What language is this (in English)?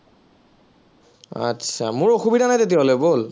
Assamese